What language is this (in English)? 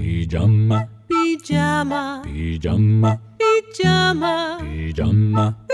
Hebrew